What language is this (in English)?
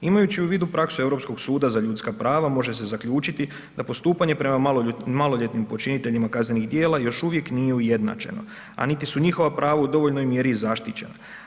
Croatian